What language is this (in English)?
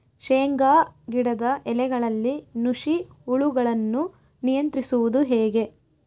Kannada